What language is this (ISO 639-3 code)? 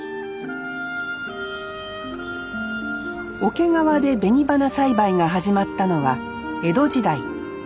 jpn